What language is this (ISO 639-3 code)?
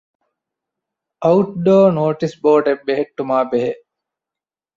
div